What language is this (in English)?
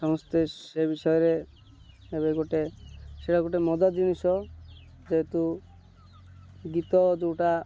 Odia